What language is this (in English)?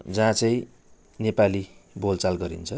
Nepali